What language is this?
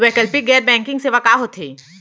Chhattisgarhi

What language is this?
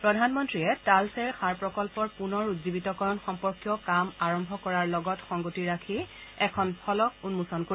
Assamese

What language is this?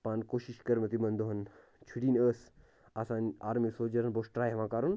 Kashmiri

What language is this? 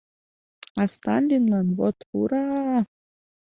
Mari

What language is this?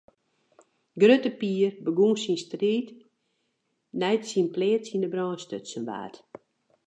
Western Frisian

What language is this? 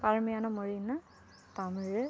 Tamil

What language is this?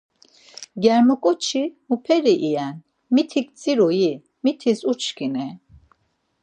Laz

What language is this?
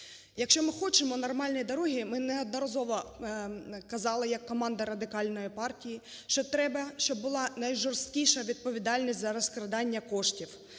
Ukrainian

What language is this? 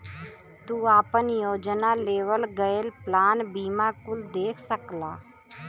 Bhojpuri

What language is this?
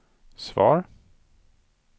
Swedish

